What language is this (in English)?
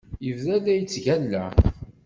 Kabyle